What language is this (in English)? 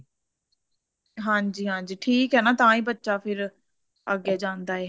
Punjabi